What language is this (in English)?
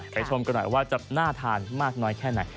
Thai